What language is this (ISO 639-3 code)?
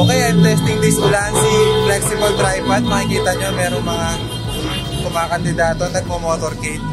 fil